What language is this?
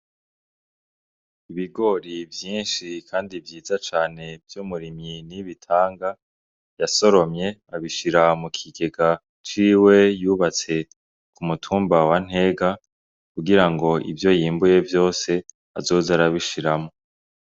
Rundi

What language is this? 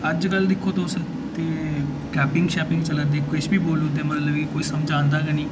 Dogri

